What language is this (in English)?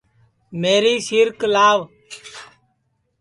Sansi